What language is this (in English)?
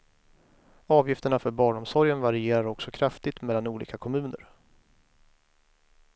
Swedish